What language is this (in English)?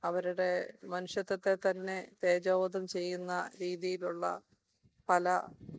Malayalam